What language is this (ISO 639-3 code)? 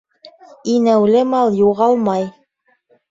bak